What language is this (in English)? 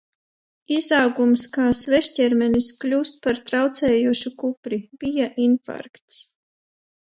Latvian